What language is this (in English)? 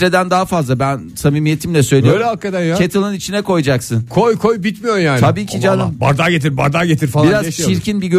Turkish